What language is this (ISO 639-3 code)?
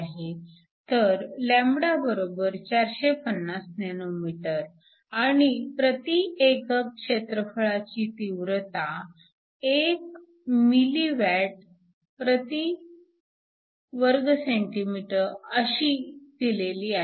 mar